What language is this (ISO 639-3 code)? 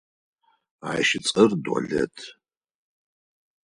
ady